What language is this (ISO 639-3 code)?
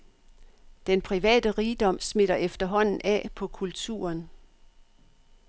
dan